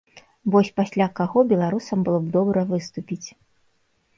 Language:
Belarusian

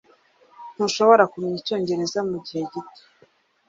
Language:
Kinyarwanda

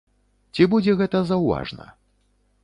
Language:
Belarusian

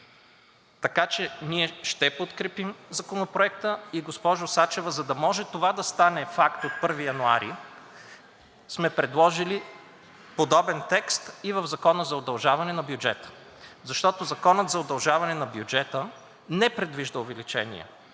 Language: Bulgarian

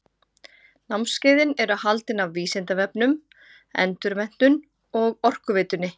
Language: Icelandic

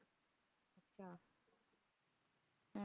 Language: Punjabi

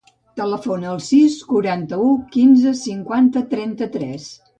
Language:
Catalan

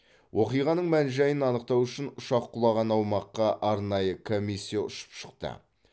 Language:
Kazakh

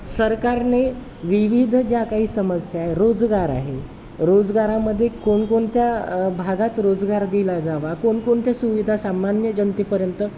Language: Marathi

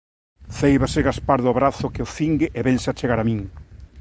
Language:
Galician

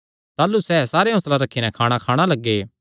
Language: Kangri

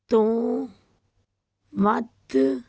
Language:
Punjabi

